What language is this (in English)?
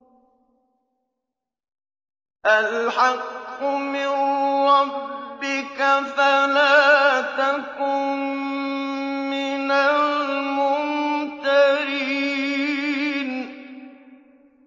Arabic